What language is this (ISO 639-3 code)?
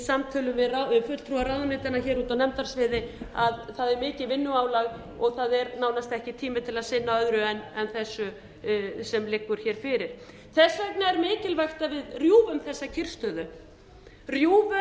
isl